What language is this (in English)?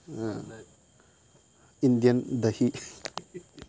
Manipuri